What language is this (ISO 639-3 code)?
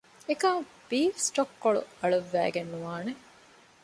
div